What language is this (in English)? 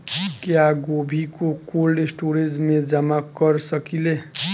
Bhojpuri